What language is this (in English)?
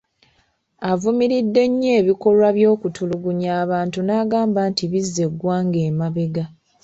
Ganda